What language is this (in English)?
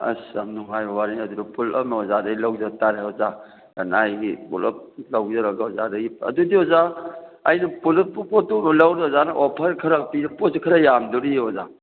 Manipuri